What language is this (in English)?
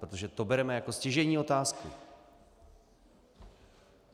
Czech